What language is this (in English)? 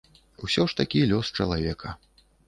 Belarusian